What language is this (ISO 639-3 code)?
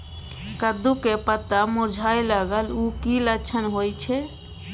mai